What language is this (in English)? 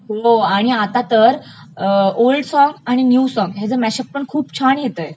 Marathi